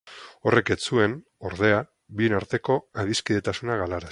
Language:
Basque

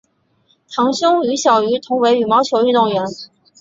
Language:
Chinese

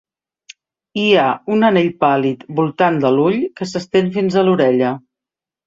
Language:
Catalan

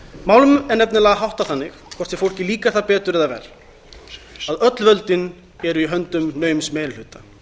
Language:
Icelandic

